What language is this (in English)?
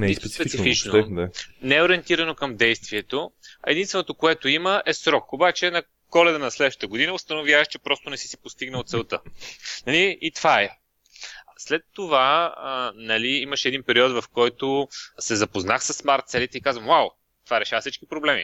Bulgarian